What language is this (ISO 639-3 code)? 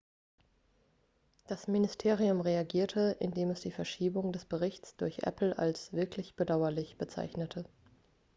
deu